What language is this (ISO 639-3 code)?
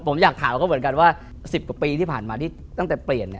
tha